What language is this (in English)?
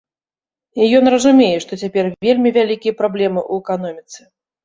Belarusian